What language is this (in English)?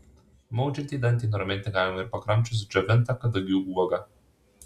Lithuanian